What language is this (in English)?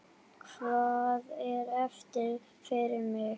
Icelandic